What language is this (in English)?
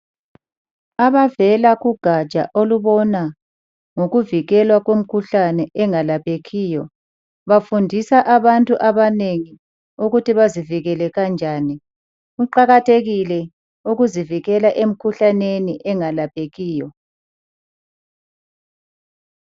North Ndebele